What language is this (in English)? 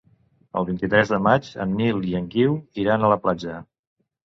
Catalan